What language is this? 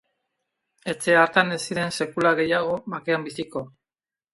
Basque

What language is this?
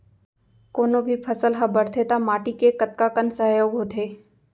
Chhattisgarhi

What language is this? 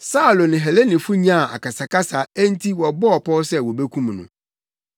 Akan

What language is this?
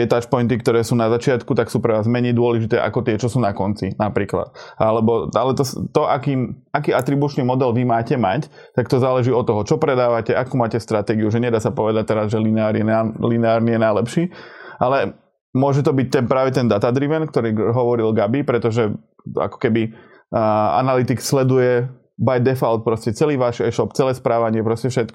Slovak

